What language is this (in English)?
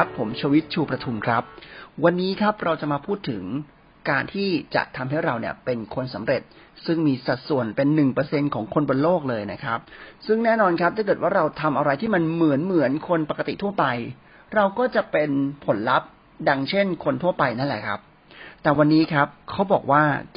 Thai